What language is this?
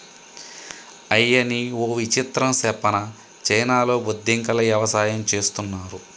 Telugu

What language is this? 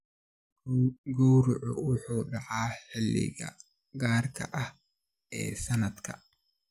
Somali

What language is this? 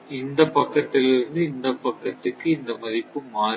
Tamil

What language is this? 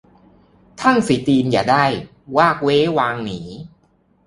Thai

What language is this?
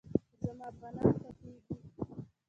Pashto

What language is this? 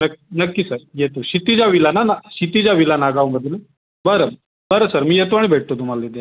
Marathi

